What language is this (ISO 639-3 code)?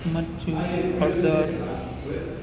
guj